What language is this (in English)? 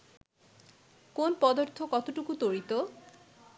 Bangla